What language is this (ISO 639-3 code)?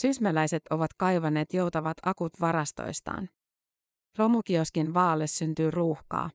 fin